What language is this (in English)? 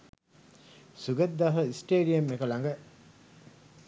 Sinhala